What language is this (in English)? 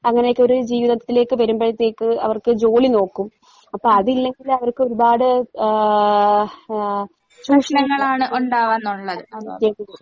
Malayalam